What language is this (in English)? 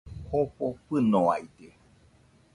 Nüpode Huitoto